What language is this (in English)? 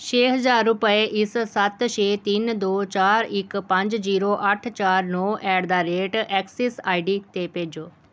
Punjabi